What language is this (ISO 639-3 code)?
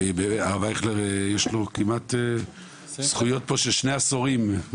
heb